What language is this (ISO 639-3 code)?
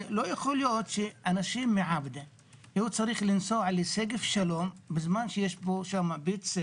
heb